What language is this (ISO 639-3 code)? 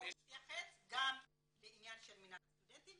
heb